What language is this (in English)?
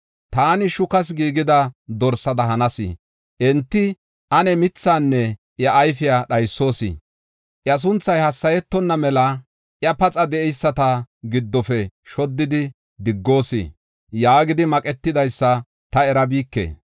Gofa